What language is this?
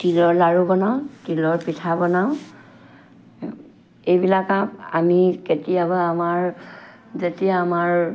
Assamese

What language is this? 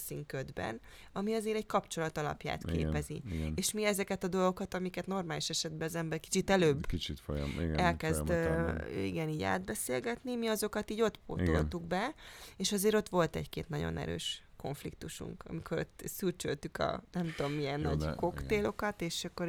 Hungarian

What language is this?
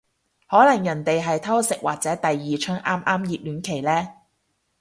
Cantonese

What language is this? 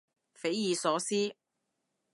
Cantonese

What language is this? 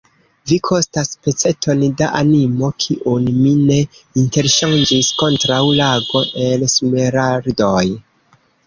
Esperanto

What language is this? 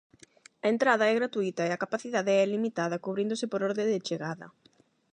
Galician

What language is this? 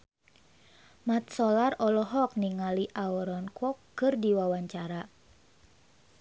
Sundanese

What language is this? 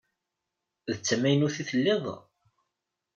Kabyle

